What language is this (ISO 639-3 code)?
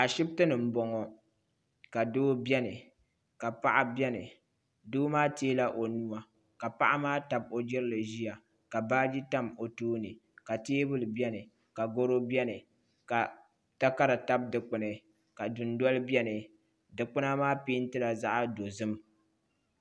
dag